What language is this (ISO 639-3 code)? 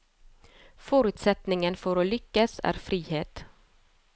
nor